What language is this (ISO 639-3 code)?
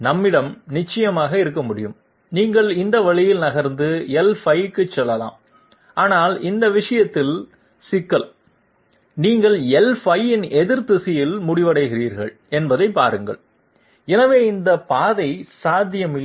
tam